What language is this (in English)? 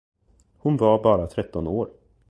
Swedish